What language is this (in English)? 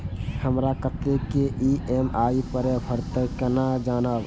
Maithili